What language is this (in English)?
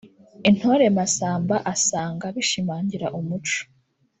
Kinyarwanda